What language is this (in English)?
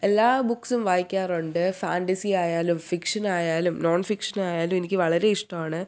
Malayalam